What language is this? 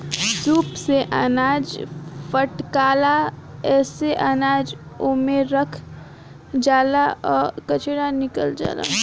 Bhojpuri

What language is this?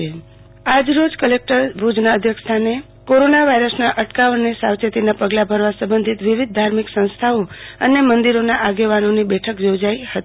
Gujarati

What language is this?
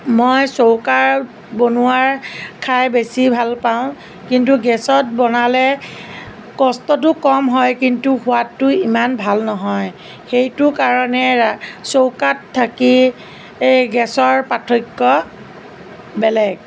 Assamese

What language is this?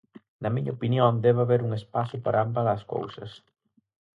Galician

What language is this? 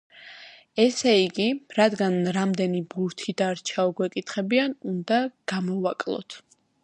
Georgian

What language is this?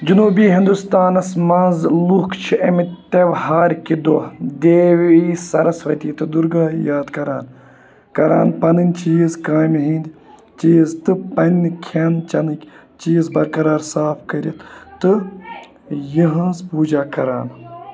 Kashmiri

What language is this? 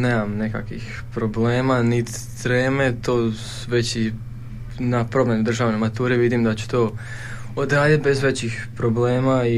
Croatian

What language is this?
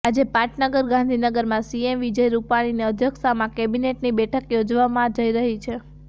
Gujarati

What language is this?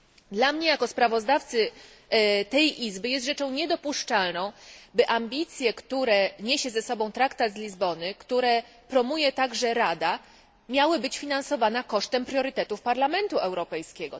Polish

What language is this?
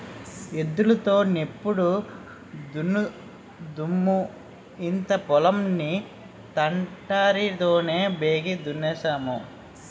Telugu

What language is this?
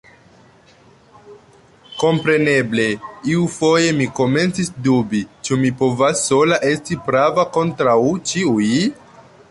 Esperanto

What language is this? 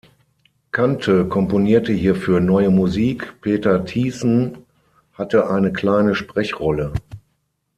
German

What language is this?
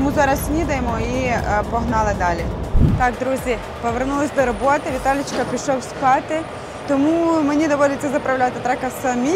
Ukrainian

